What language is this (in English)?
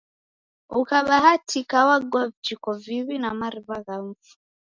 Taita